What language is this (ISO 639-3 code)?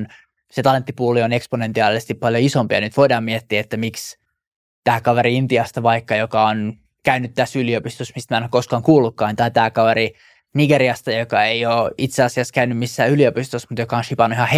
fin